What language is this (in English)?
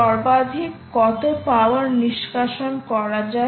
Bangla